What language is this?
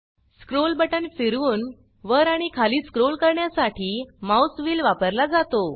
Marathi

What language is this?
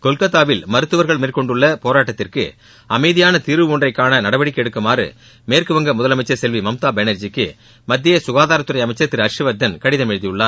Tamil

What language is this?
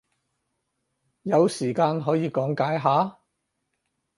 Cantonese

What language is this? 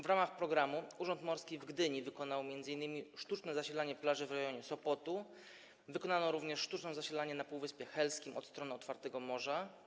Polish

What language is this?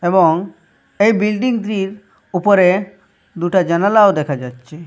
Bangla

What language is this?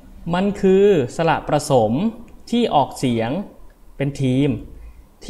Thai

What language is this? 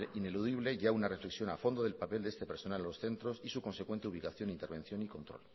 Spanish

